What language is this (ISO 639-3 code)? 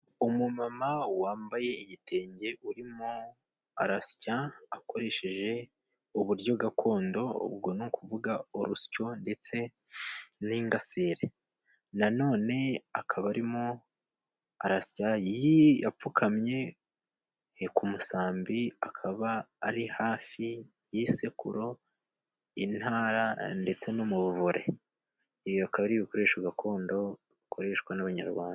kin